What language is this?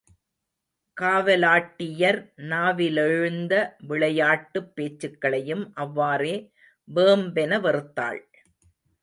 Tamil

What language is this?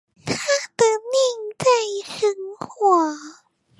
Chinese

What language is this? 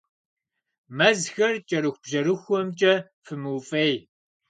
Kabardian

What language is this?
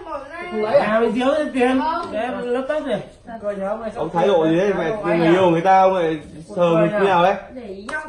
Vietnamese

